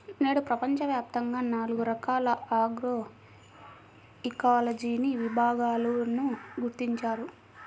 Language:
Telugu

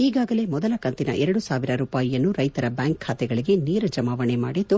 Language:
Kannada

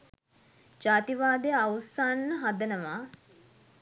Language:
Sinhala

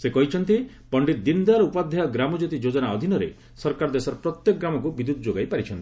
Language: Odia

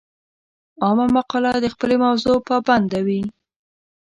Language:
Pashto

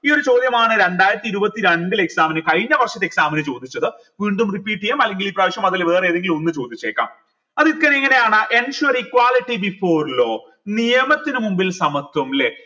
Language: Malayalam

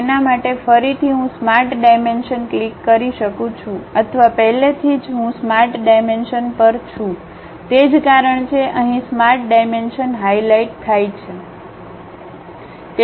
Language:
Gujarati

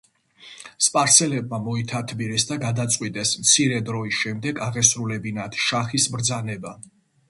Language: Georgian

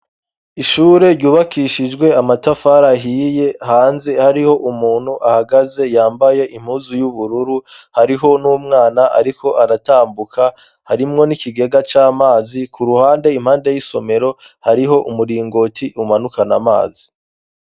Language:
Rundi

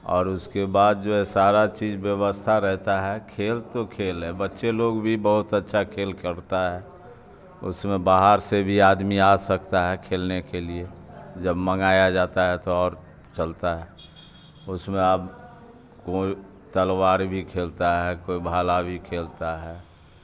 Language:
Urdu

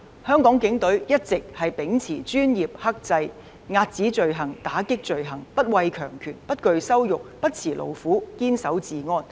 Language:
Cantonese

